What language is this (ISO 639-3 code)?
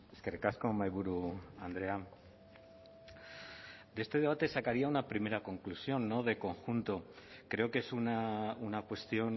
spa